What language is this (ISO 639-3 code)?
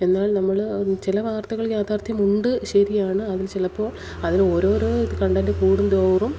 mal